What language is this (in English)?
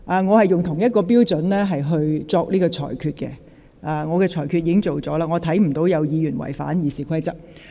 Cantonese